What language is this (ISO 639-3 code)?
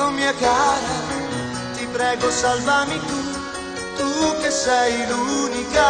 ita